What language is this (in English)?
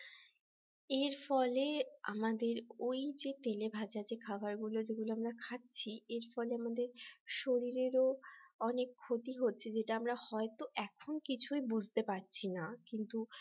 Bangla